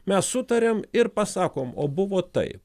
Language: Lithuanian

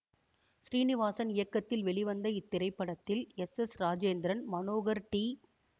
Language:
Tamil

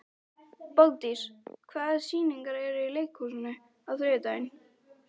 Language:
Icelandic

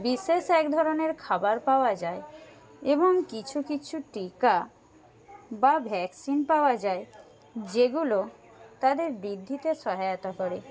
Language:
Bangla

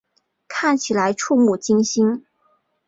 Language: Chinese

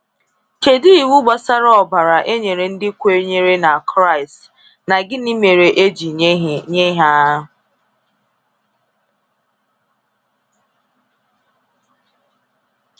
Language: Igbo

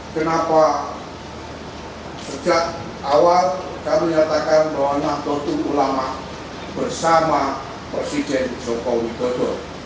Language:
Indonesian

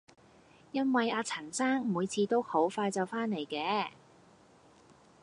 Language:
Cantonese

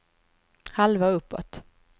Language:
Swedish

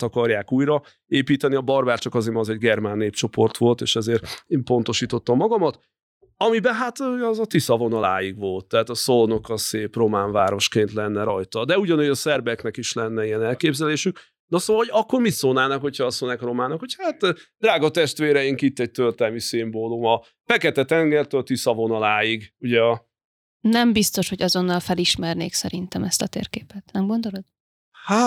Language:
Hungarian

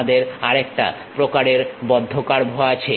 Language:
Bangla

